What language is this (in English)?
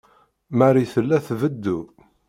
Kabyle